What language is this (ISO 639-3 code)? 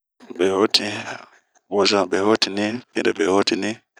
bmq